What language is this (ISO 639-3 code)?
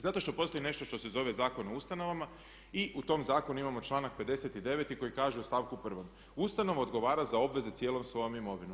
hrv